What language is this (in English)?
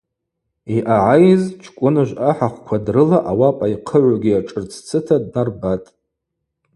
Abaza